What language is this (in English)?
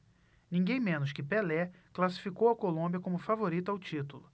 Portuguese